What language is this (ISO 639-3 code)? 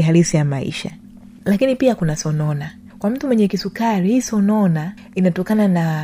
swa